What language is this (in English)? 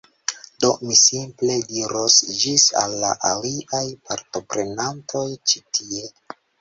Esperanto